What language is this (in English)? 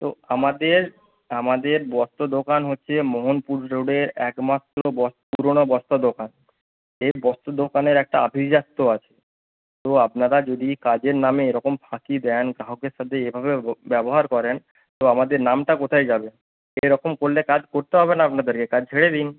Bangla